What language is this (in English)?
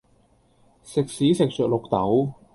Cantonese